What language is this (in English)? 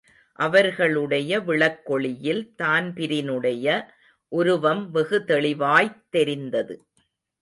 Tamil